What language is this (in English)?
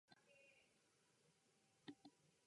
Japanese